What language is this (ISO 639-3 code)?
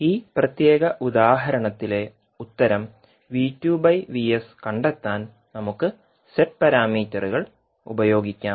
mal